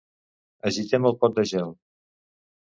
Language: Catalan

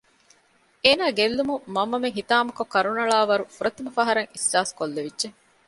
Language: Divehi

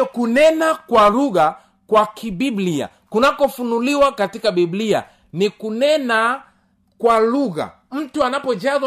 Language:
Swahili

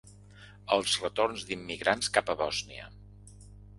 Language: Catalan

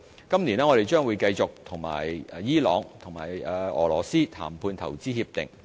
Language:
Cantonese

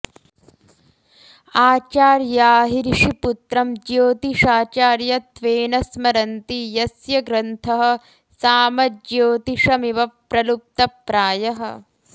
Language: Sanskrit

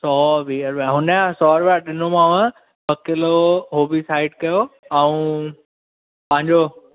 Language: Sindhi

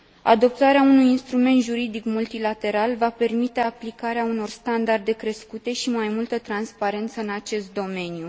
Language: Romanian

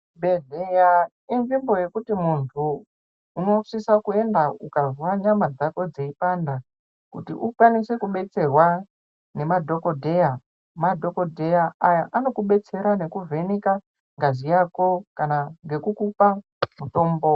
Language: Ndau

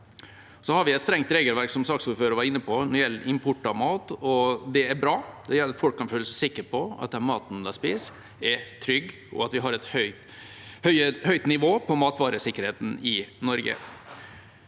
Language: Norwegian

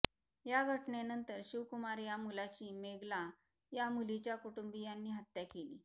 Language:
Marathi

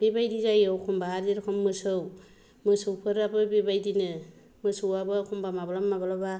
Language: Bodo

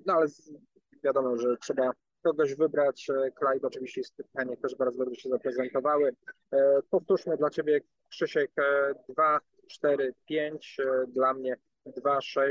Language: Polish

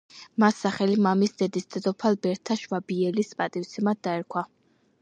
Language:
Georgian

